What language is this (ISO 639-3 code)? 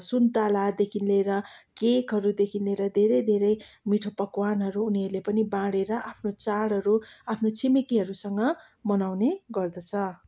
nep